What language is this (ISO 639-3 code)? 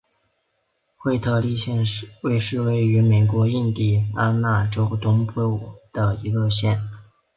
zho